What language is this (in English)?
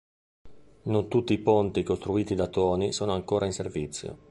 Italian